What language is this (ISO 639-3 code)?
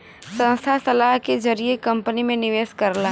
bho